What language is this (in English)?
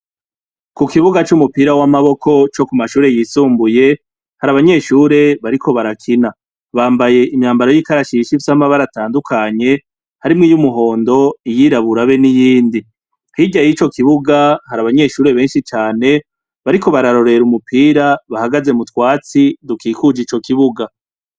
Rundi